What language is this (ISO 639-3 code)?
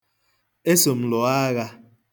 ibo